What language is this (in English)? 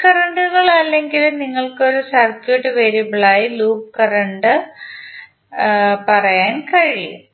Malayalam